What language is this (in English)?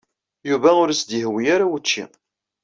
Kabyle